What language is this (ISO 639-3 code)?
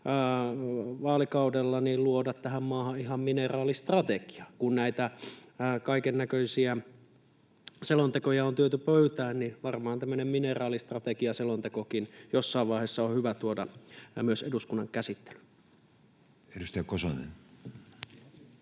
fin